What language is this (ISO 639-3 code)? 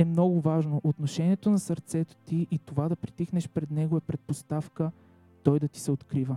bul